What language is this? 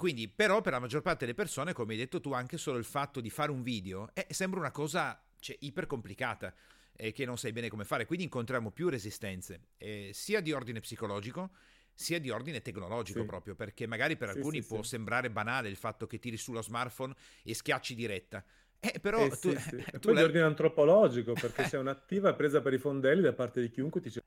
Italian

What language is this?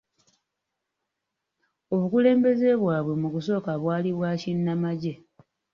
Ganda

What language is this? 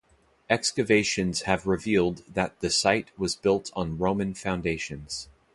English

